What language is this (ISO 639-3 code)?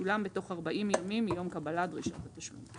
heb